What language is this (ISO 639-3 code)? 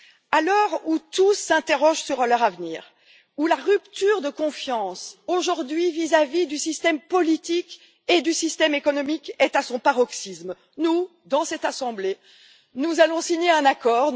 fra